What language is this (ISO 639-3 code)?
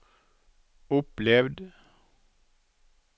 nor